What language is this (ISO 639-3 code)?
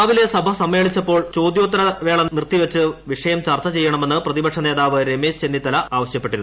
mal